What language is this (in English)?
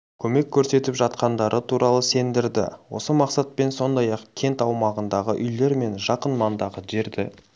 Kazakh